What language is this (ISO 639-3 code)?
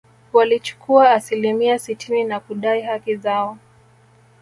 swa